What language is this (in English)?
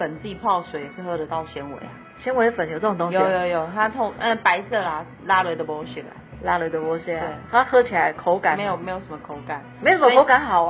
Chinese